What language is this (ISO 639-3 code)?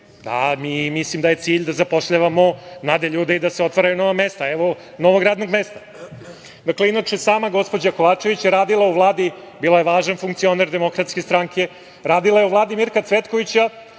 srp